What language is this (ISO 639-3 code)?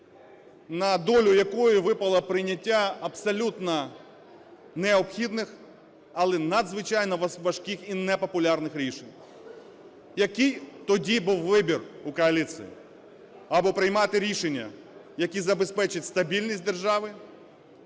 ukr